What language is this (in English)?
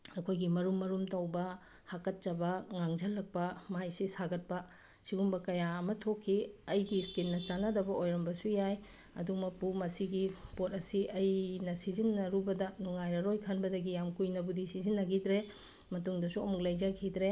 Manipuri